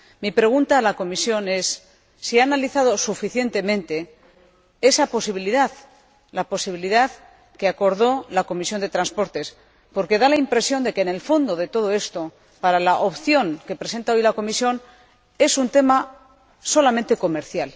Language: Spanish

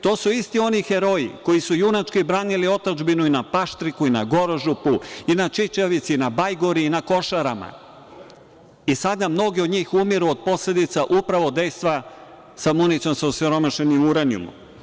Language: Serbian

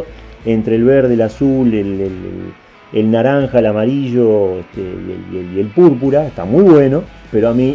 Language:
Spanish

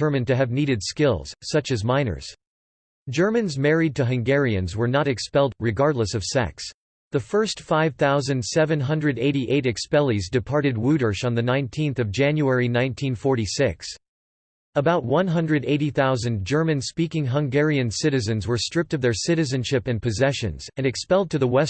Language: English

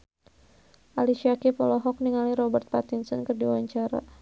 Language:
Sundanese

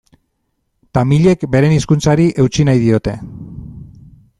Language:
Basque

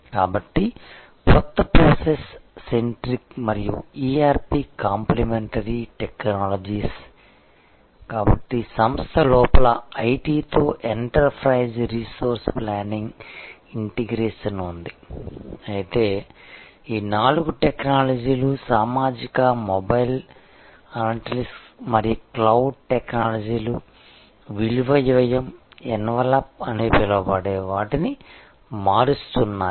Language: Telugu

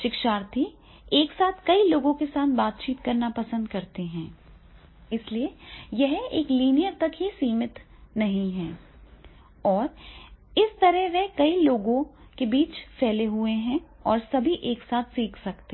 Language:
Hindi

